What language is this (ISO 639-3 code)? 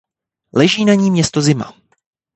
ces